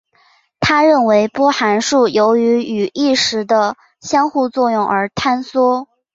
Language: Chinese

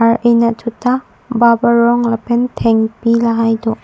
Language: Karbi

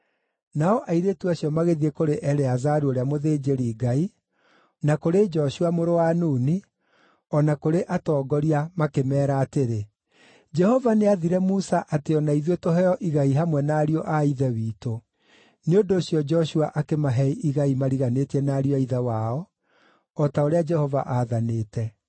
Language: Kikuyu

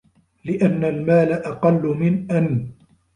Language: Arabic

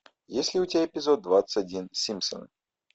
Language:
Russian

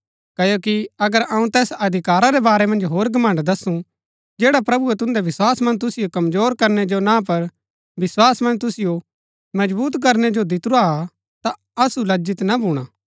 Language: Gaddi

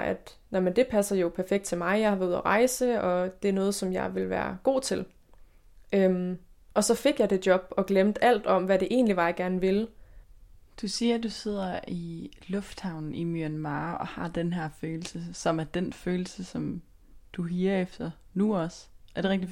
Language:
Danish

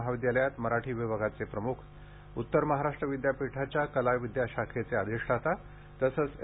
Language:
Marathi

